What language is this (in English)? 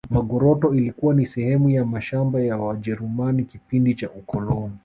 Swahili